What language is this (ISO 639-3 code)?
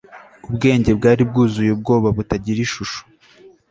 kin